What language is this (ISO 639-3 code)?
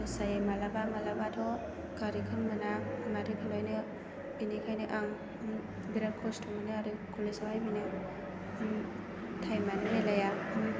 brx